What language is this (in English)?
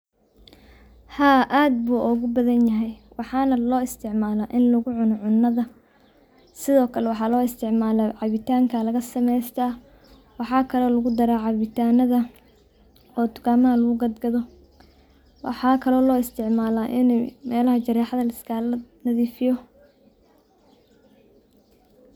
Somali